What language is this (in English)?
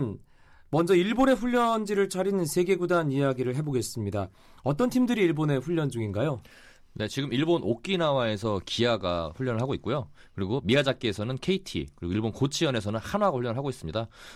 Korean